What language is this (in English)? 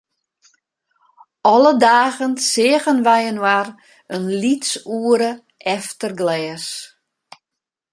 Western Frisian